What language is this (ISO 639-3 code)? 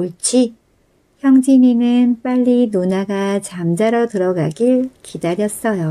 kor